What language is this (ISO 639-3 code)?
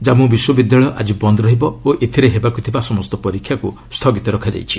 ori